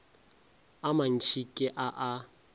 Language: Northern Sotho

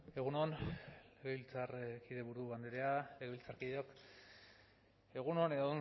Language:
Basque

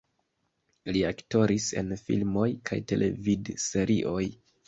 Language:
Esperanto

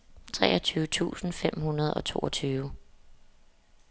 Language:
Danish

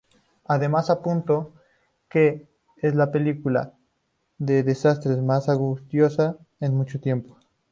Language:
Spanish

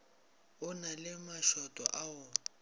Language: Northern Sotho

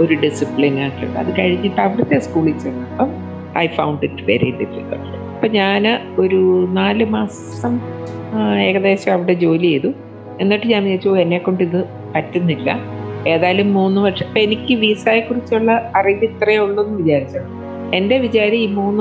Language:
Malayalam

